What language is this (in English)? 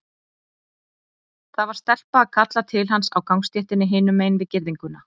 Icelandic